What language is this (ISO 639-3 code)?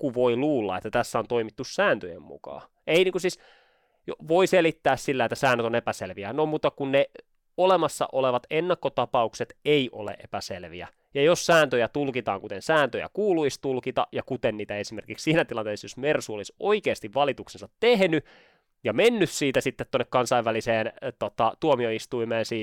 fin